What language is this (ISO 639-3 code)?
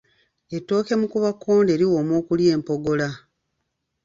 lug